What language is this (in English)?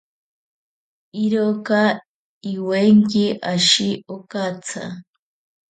Ashéninka Perené